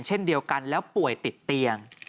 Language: Thai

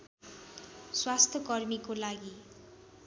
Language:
Nepali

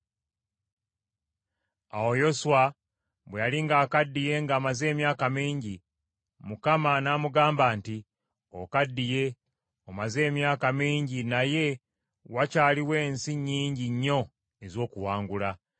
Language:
Ganda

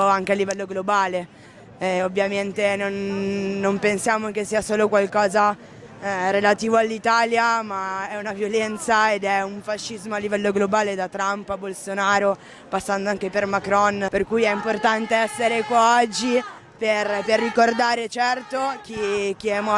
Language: Italian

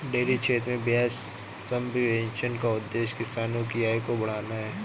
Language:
Hindi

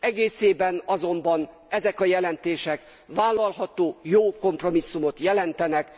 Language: Hungarian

